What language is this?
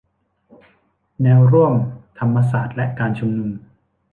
Thai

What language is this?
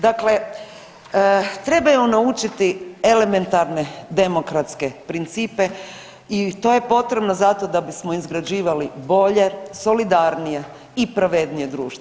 Croatian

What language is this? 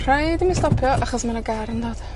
Welsh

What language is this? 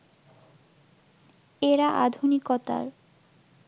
Bangla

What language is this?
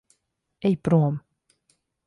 Latvian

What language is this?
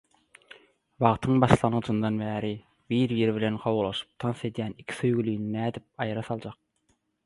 Turkmen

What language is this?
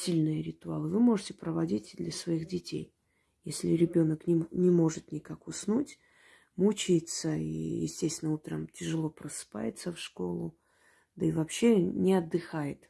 Russian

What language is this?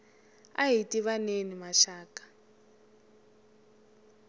Tsonga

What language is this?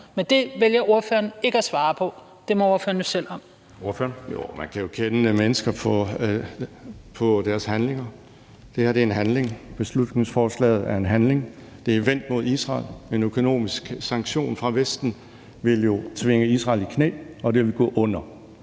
Danish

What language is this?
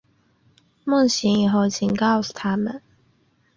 Chinese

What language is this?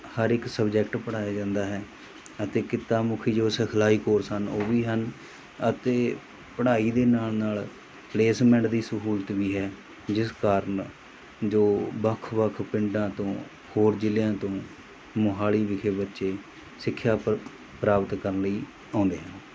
Punjabi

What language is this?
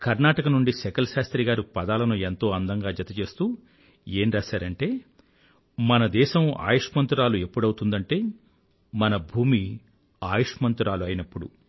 Telugu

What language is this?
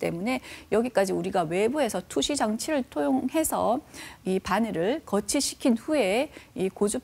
Korean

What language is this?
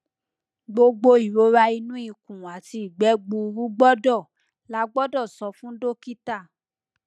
Yoruba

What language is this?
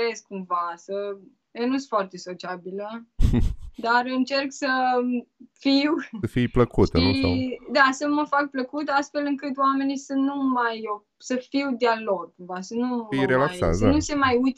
Romanian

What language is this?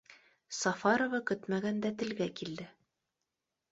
Bashkir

